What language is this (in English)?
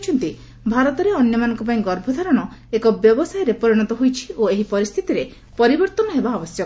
Odia